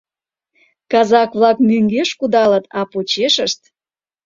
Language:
Mari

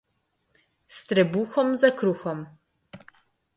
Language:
Slovenian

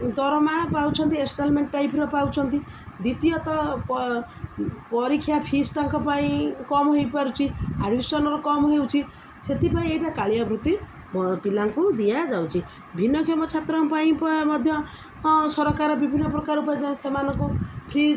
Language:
Odia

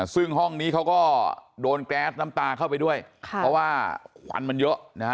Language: Thai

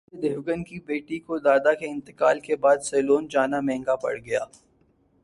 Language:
Urdu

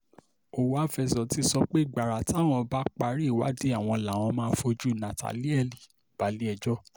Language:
Yoruba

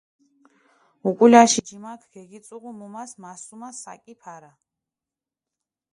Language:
Mingrelian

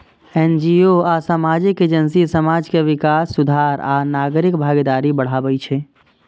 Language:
Maithili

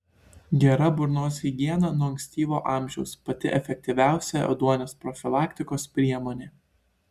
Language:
Lithuanian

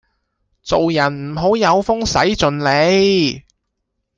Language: Cantonese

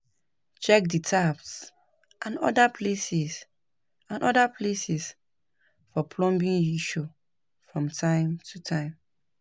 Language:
Nigerian Pidgin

